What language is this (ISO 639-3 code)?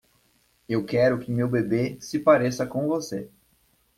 por